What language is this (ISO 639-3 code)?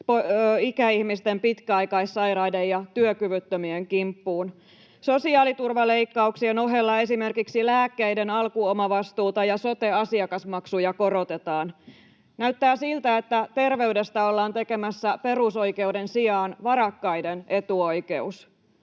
fin